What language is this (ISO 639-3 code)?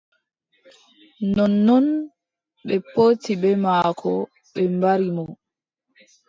fub